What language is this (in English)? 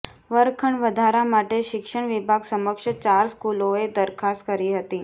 Gujarati